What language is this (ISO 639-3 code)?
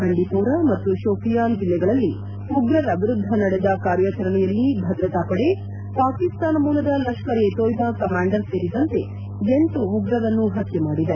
kan